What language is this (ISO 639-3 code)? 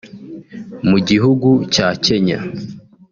kin